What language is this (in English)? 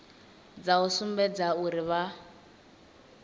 Venda